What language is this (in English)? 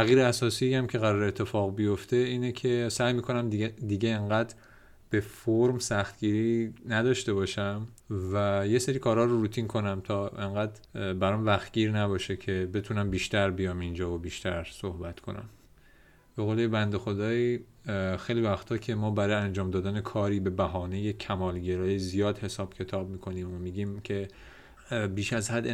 Persian